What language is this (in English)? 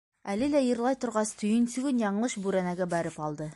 Bashkir